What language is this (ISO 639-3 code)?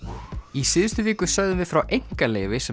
isl